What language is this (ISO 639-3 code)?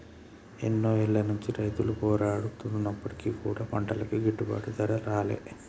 tel